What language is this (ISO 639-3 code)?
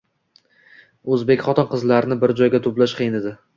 uzb